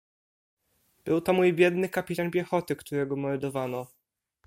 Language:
Polish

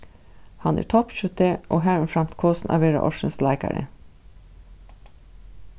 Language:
Faroese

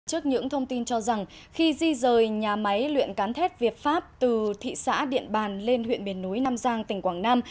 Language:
Vietnamese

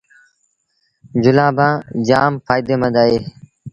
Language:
Sindhi Bhil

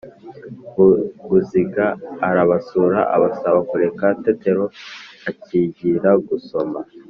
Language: Kinyarwanda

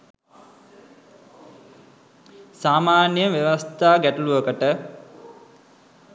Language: Sinhala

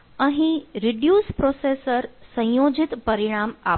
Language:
Gujarati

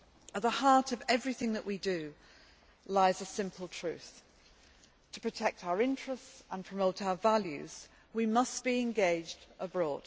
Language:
English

